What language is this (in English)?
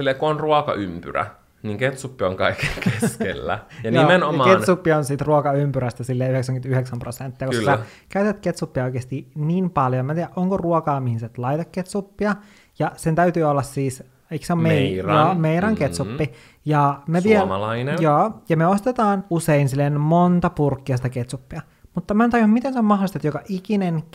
Finnish